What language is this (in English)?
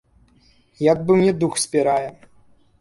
Belarusian